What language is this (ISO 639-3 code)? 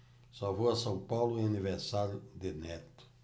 por